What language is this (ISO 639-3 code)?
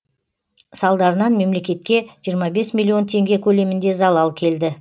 kaz